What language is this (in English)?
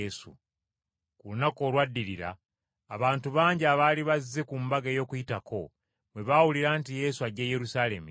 Ganda